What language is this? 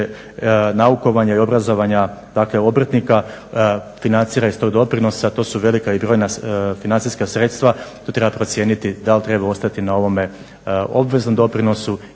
Croatian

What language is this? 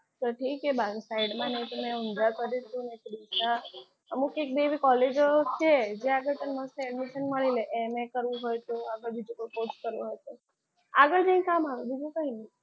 Gujarati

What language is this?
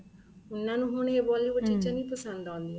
Punjabi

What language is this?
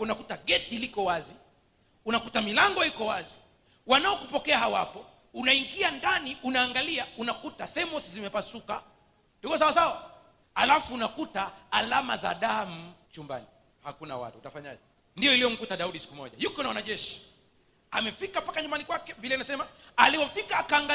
Swahili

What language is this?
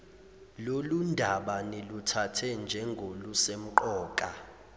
Zulu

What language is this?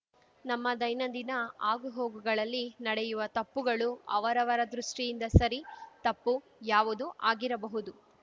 Kannada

